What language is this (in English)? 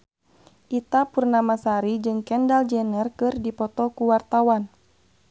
Sundanese